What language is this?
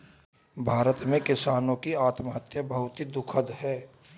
Hindi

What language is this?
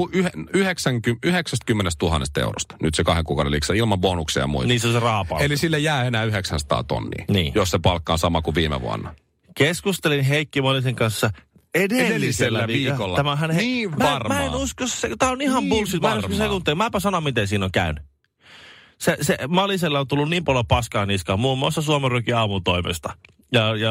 Finnish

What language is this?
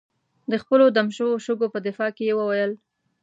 Pashto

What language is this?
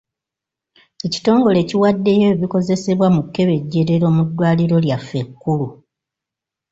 Ganda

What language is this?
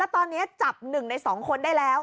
Thai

